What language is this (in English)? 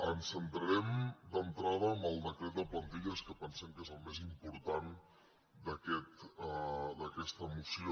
Catalan